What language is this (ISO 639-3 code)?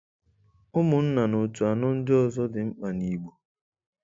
ibo